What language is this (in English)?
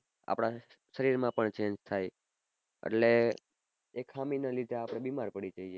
Gujarati